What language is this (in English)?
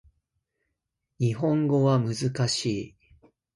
Japanese